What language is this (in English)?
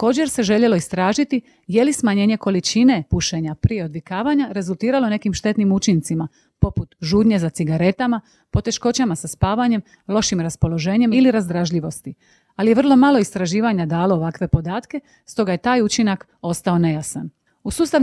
Croatian